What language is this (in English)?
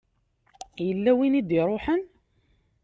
Kabyle